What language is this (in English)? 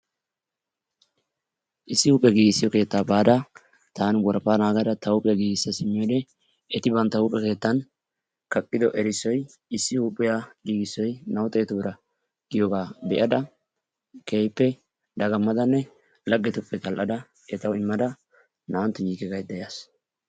Wolaytta